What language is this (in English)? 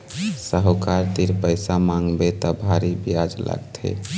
Chhattisgarhi